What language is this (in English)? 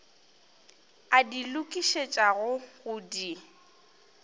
Northern Sotho